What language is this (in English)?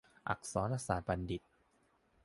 Thai